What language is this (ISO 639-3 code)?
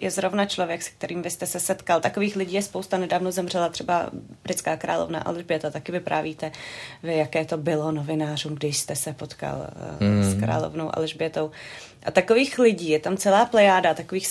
ces